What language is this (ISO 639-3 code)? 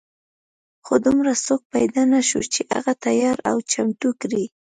pus